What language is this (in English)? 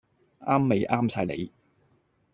Cantonese